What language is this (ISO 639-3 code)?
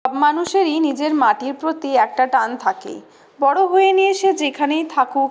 ben